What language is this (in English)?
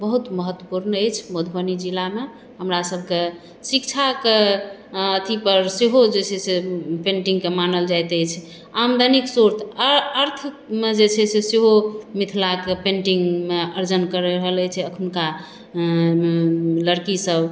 Maithili